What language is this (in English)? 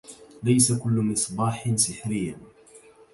Arabic